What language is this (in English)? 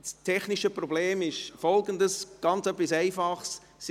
Swiss German